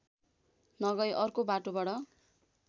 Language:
Nepali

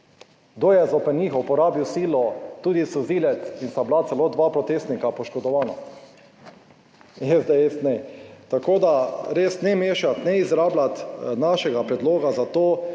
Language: Slovenian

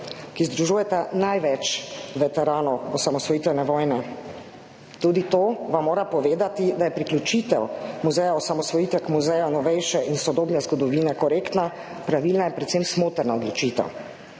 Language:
Slovenian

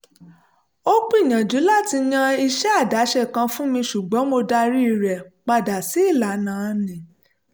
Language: Yoruba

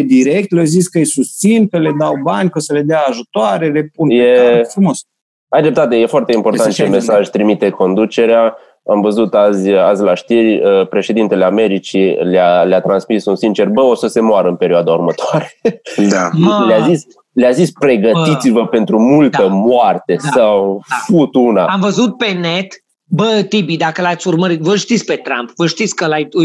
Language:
Romanian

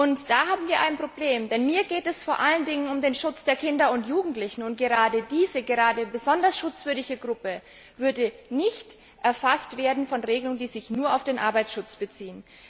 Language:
German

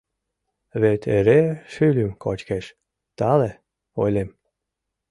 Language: Mari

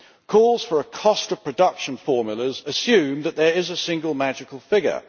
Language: English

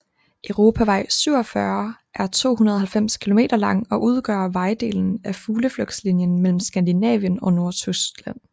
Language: Danish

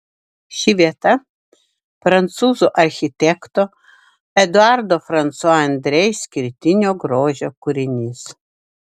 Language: Lithuanian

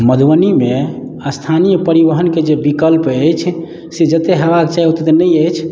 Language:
Maithili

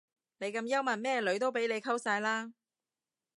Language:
Cantonese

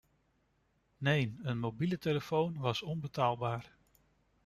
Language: Dutch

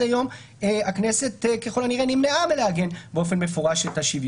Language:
Hebrew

